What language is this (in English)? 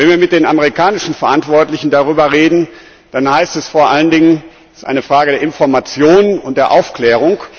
German